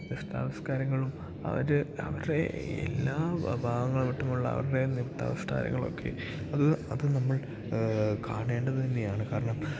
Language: Malayalam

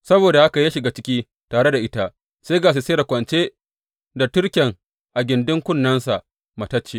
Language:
Hausa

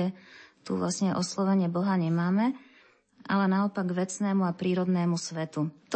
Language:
Slovak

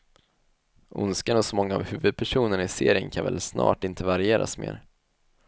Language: Swedish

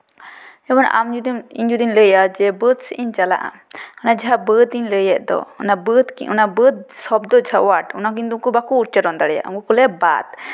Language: Santali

